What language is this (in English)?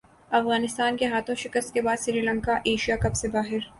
Urdu